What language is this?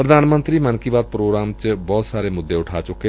Punjabi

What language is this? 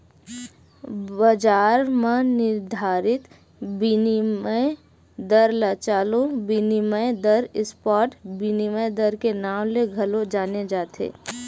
Chhattisgarhi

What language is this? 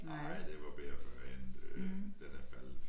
Danish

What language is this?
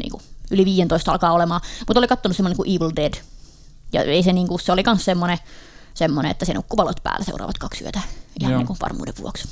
Finnish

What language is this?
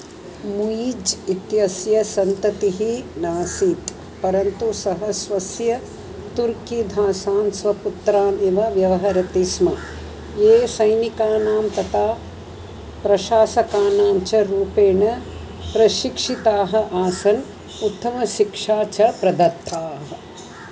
Sanskrit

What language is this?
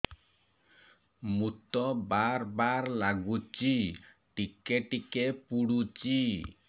Odia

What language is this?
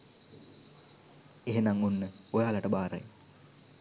Sinhala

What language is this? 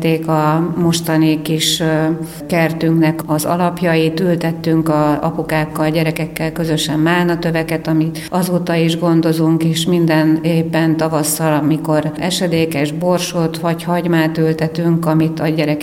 Hungarian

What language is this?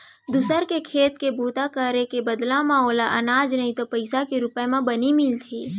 Chhattisgarhi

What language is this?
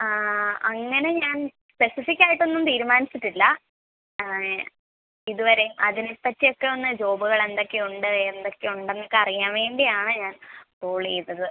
Malayalam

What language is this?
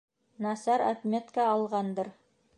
Bashkir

